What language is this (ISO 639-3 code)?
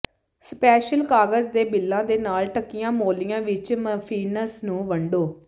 pan